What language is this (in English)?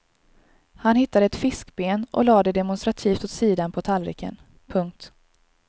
Swedish